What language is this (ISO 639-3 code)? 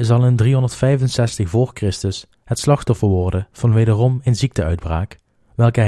nld